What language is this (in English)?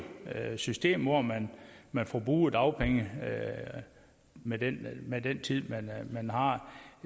Danish